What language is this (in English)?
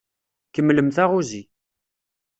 Kabyle